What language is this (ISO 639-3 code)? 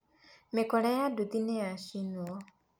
kik